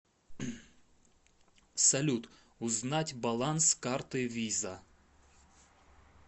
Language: Russian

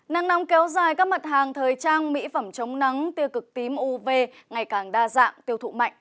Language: Vietnamese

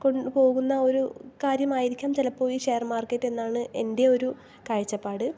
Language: Malayalam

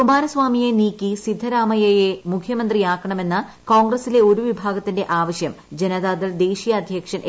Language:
Malayalam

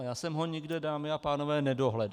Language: Czech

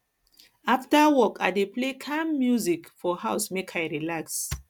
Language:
Nigerian Pidgin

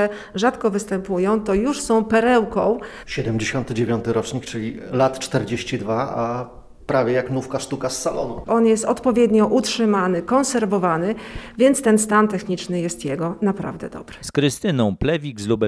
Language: Polish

